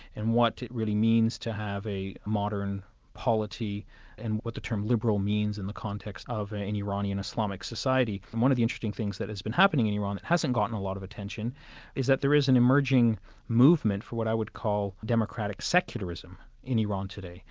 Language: English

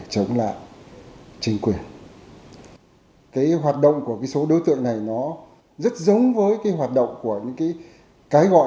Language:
Vietnamese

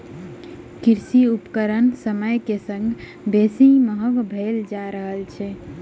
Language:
Maithili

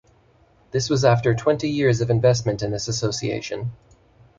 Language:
English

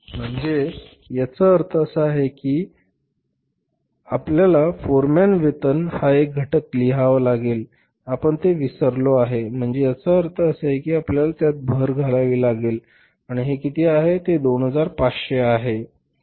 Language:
Marathi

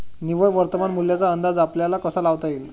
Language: Marathi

